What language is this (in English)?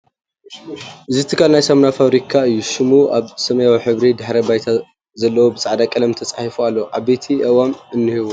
Tigrinya